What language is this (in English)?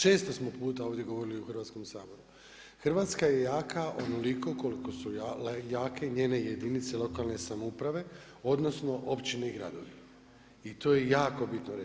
Croatian